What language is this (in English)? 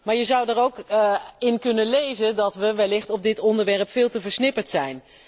Dutch